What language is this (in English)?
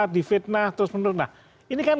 Indonesian